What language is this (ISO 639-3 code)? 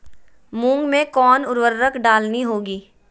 mag